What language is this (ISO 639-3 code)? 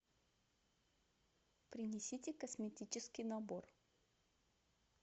rus